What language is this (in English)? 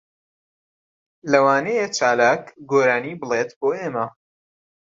Central Kurdish